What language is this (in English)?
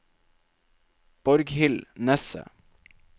Norwegian